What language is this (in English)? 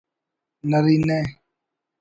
Brahui